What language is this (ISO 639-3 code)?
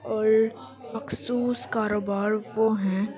urd